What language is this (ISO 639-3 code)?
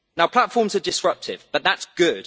eng